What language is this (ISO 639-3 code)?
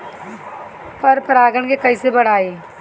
bho